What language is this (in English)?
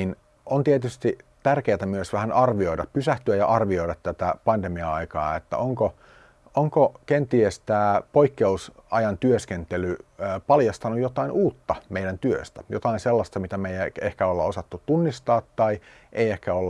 Finnish